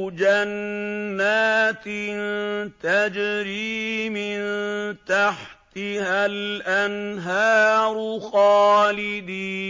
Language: Arabic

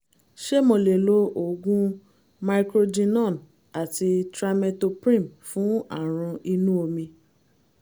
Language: Yoruba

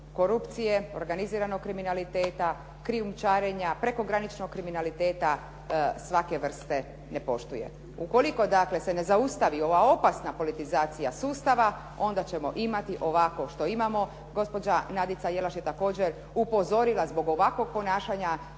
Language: Croatian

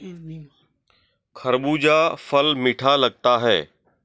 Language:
Hindi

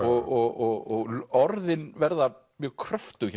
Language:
Icelandic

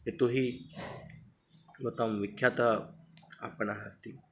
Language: Sanskrit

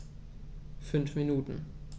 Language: German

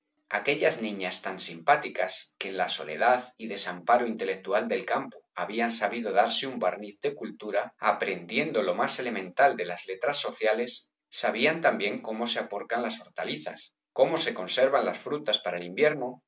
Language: Spanish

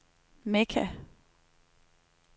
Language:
Danish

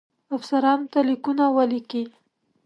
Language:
Pashto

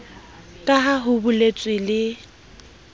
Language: Southern Sotho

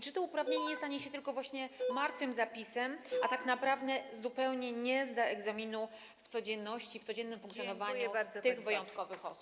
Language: Polish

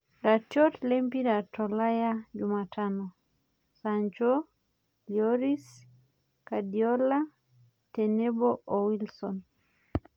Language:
Masai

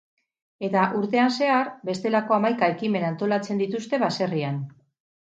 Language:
Basque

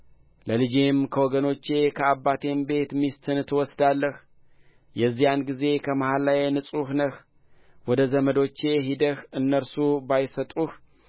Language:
Amharic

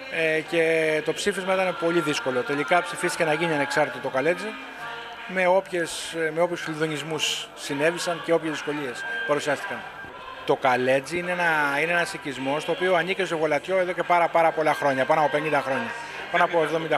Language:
Greek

